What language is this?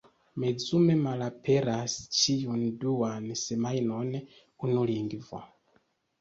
Esperanto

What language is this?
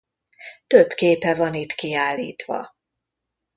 Hungarian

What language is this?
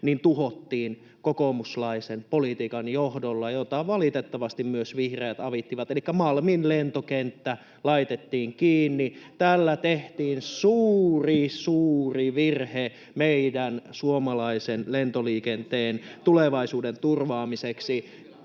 Finnish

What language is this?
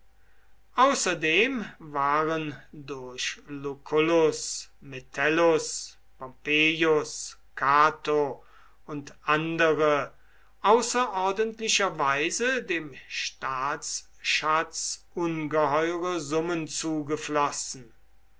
German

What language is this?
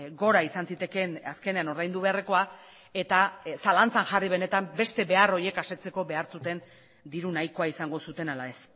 Basque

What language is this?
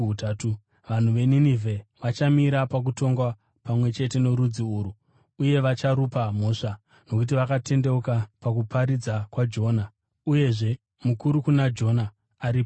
Shona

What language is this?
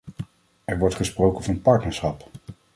Dutch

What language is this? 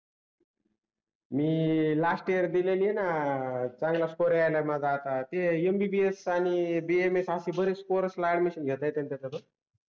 Marathi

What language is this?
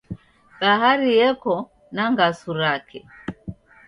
Taita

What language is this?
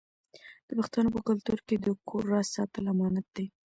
Pashto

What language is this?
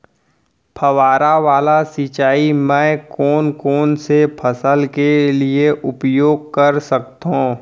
Chhattisgarhi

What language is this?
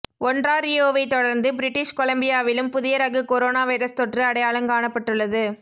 Tamil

